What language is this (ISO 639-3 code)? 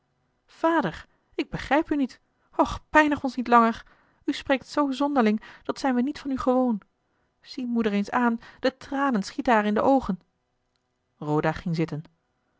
nld